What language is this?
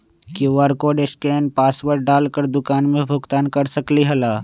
Magahi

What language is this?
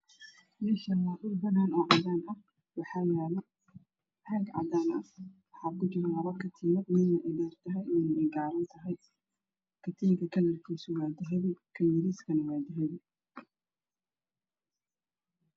Somali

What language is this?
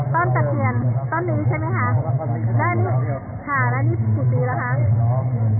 Thai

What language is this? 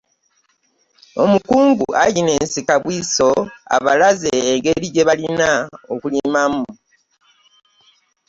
Ganda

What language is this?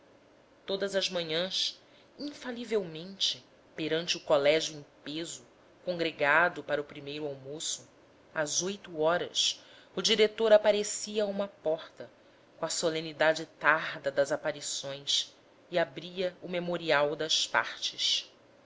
Portuguese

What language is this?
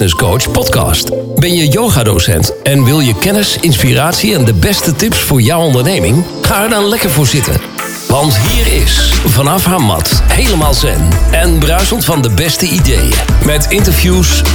Dutch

